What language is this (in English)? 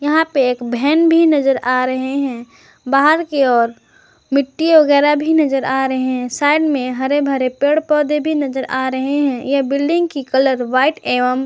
Hindi